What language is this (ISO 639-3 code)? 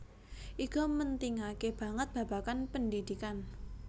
jav